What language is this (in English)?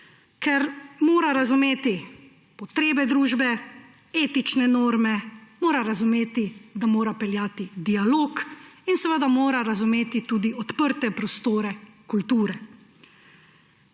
Slovenian